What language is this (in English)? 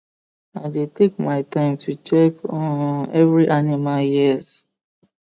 Nigerian Pidgin